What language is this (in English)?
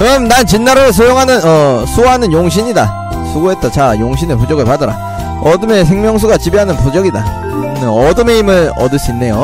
Korean